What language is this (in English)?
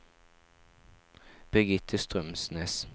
Norwegian